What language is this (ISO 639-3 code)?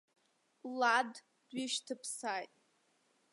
abk